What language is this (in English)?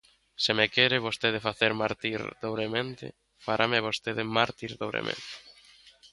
Galician